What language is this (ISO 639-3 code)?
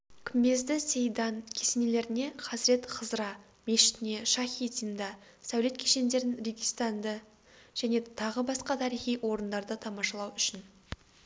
kaz